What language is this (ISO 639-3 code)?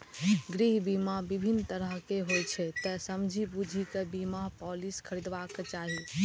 mai